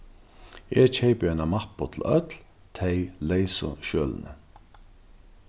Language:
Faroese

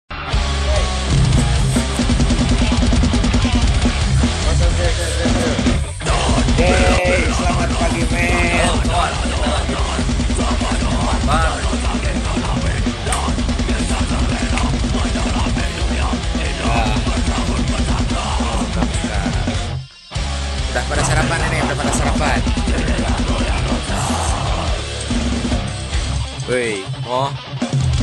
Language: Indonesian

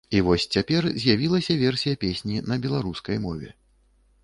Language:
Belarusian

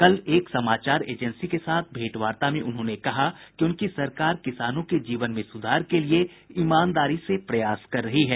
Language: Hindi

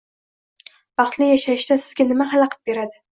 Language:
Uzbek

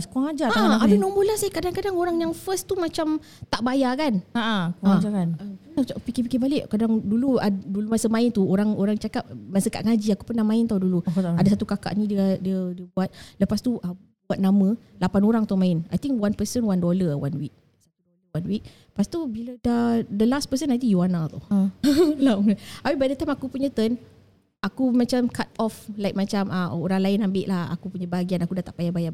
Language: Malay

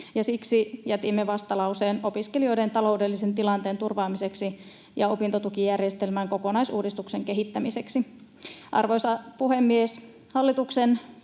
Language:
Finnish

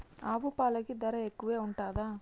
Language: Telugu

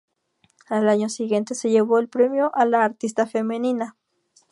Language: Spanish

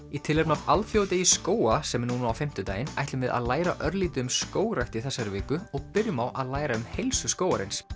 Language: Icelandic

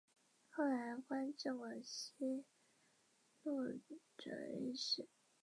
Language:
Chinese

